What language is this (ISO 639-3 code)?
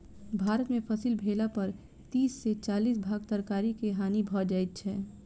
mai